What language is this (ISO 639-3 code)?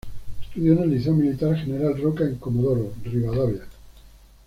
spa